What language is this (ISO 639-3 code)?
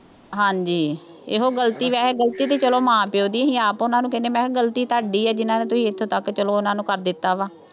pan